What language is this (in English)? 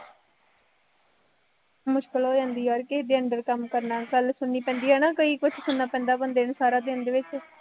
Punjabi